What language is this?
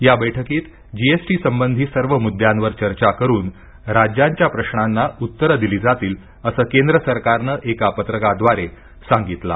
Marathi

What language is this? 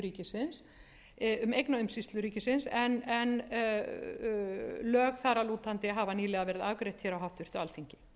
Icelandic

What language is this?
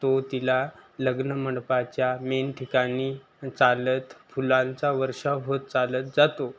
Marathi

